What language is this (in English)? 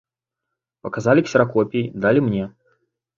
Belarusian